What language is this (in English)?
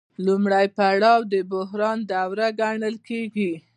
Pashto